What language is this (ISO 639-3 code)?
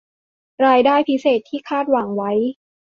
tha